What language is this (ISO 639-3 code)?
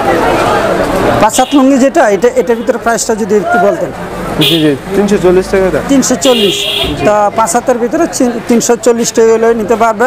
tur